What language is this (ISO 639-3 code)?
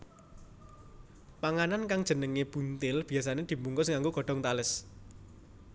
jav